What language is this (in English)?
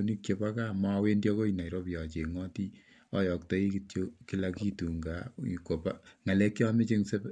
Kalenjin